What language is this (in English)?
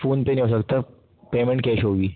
Urdu